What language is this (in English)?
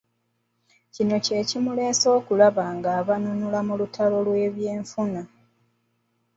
Ganda